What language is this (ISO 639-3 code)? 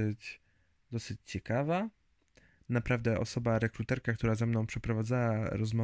pol